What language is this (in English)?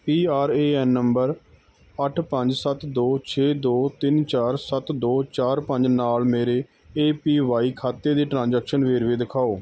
Punjabi